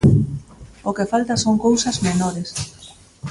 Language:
Galician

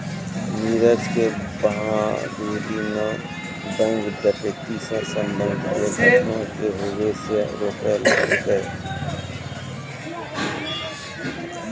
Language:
Maithili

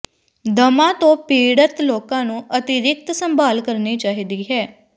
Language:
Punjabi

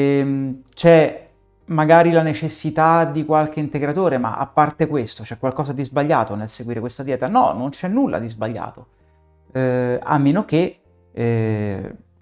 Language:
Italian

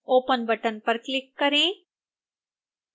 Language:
Hindi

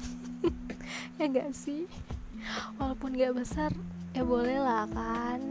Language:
Indonesian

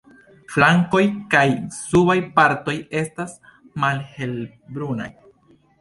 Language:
Esperanto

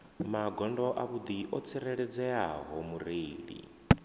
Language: Venda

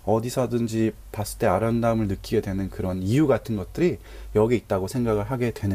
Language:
Korean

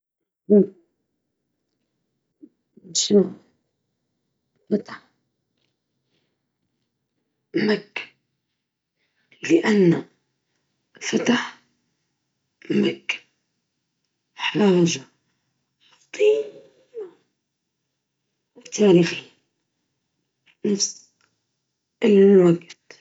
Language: Libyan Arabic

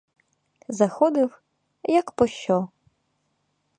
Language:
Ukrainian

